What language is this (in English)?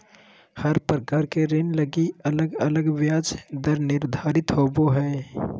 Magahi